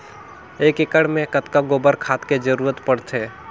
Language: Chhattisgarhi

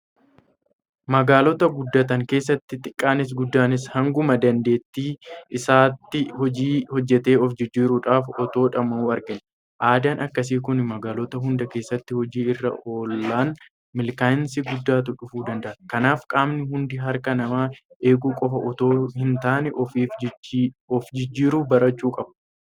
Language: Oromo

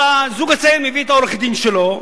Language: Hebrew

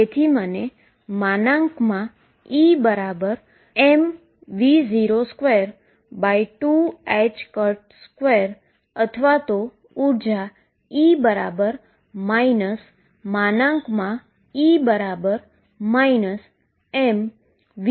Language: Gujarati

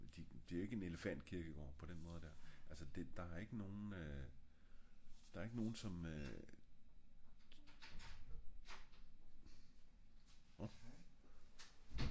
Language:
Danish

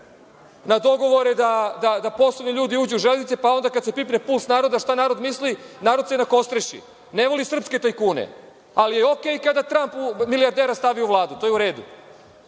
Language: Serbian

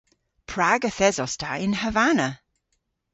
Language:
Cornish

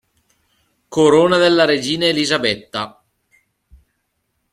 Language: Italian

